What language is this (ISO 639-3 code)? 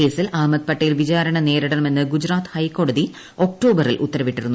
mal